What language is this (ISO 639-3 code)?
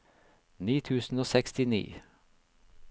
nor